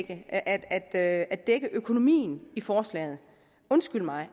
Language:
Danish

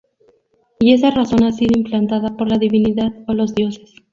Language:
Spanish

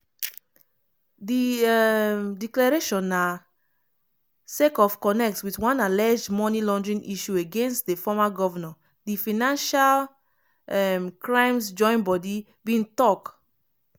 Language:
Nigerian Pidgin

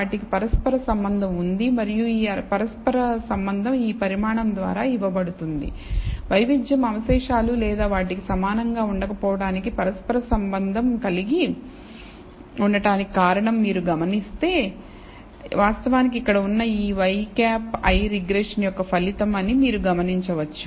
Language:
Telugu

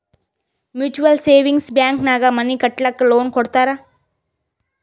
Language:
Kannada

